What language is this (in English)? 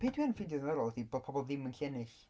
Welsh